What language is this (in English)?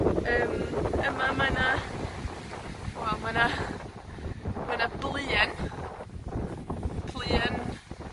Welsh